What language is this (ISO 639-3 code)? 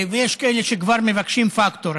heb